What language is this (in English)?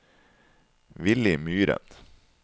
Norwegian